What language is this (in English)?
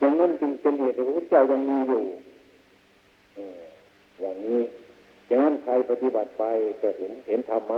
Thai